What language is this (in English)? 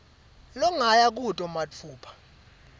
Swati